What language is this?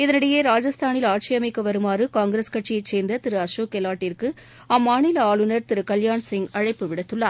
Tamil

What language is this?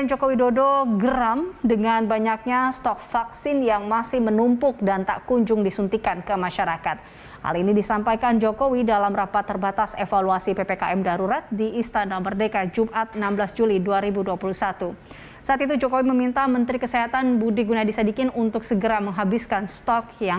Indonesian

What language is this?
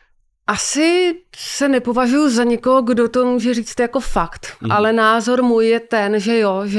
Czech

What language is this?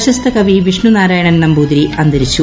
Malayalam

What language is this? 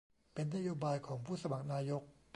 Thai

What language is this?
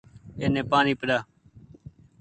Goaria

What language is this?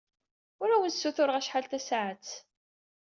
Kabyle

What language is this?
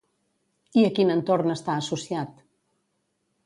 Catalan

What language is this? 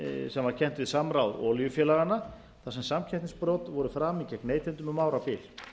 Icelandic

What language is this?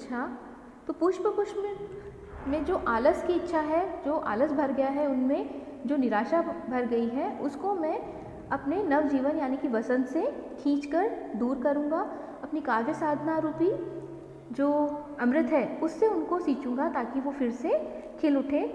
Hindi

